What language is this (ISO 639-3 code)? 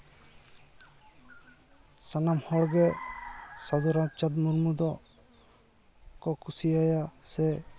sat